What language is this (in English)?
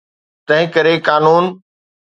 Sindhi